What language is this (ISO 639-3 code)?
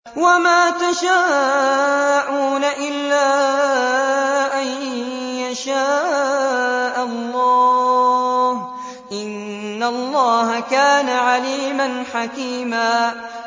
ara